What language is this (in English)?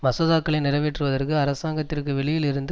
Tamil